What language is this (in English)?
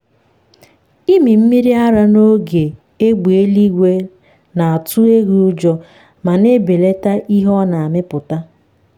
Igbo